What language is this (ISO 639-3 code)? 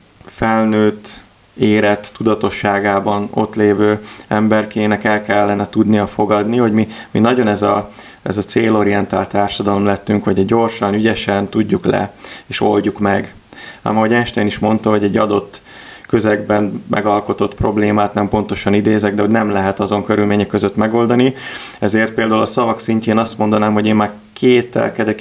hun